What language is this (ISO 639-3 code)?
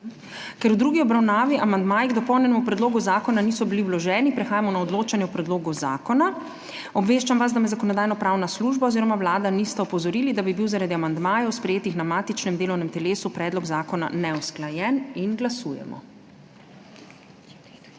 slv